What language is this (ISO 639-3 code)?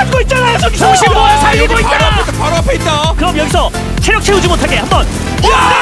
kor